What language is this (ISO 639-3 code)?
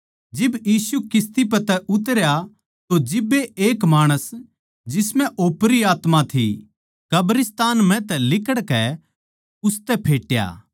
bgc